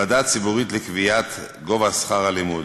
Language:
Hebrew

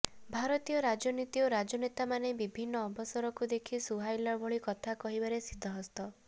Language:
Odia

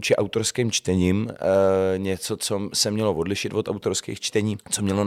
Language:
Czech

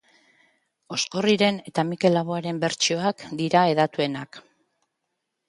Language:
Basque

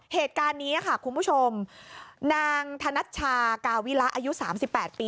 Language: Thai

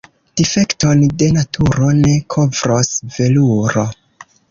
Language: Esperanto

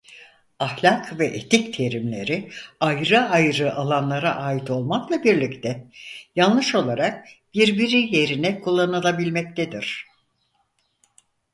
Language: Turkish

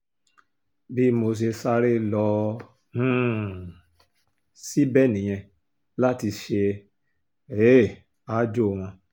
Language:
Yoruba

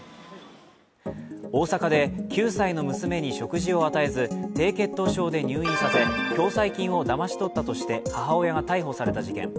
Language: Japanese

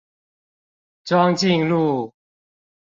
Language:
Chinese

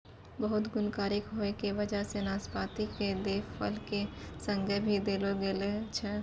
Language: Maithili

